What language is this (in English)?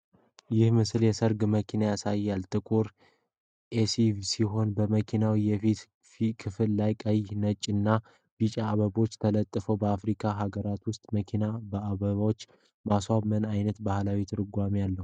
Amharic